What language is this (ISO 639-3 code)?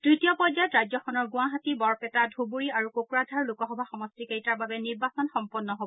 asm